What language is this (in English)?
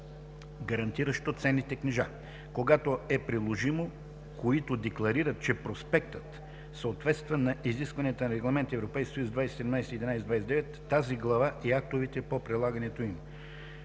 Bulgarian